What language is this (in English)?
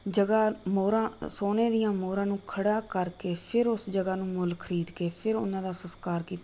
Punjabi